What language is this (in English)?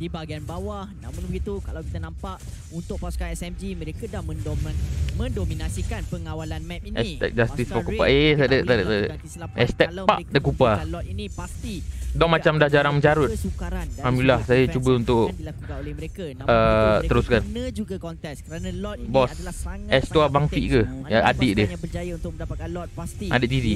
Malay